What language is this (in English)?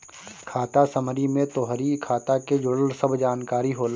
Bhojpuri